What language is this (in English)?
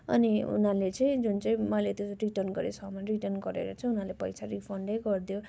Nepali